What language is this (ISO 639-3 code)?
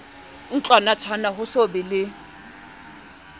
sot